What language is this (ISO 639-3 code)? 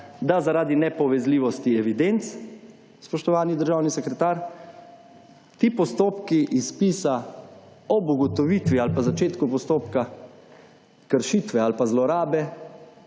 slv